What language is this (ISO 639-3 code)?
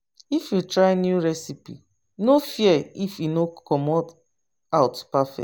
pcm